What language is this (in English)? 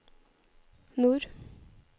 Norwegian